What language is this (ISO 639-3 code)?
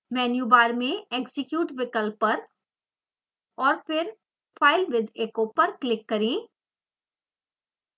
hin